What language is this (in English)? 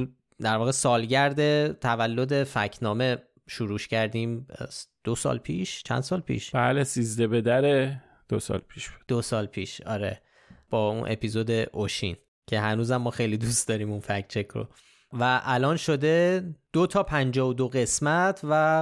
Persian